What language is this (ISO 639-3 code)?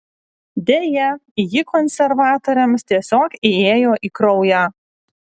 lit